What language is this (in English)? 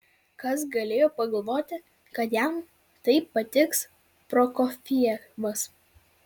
Lithuanian